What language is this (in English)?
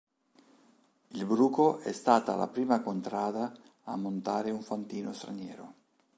Italian